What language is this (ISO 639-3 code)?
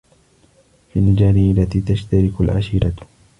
ara